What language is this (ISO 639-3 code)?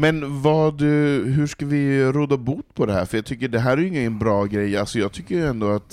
swe